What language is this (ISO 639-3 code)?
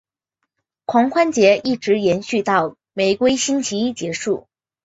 zho